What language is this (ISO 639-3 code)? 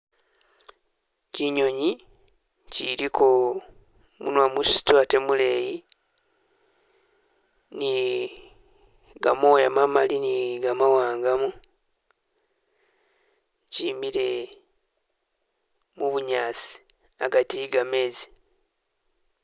myx